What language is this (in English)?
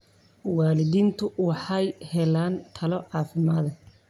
Somali